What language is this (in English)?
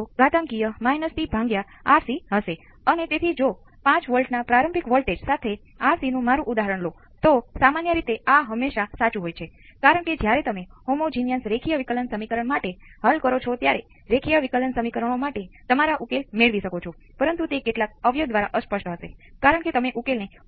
Gujarati